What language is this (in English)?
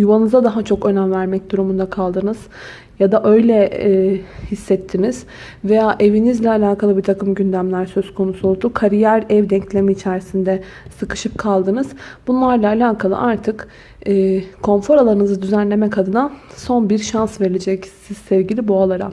Turkish